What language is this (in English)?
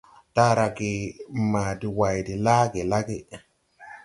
Tupuri